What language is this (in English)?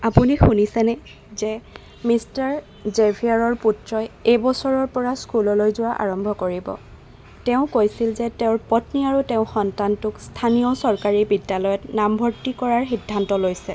Assamese